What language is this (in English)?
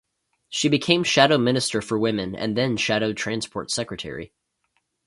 English